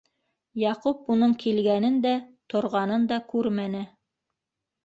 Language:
Bashkir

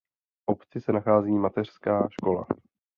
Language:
Czech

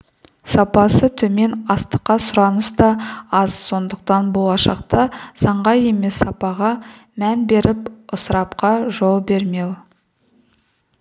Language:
Kazakh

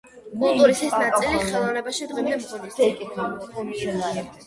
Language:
Georgian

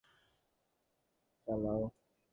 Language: Bangla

